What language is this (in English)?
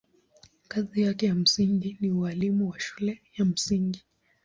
Swahili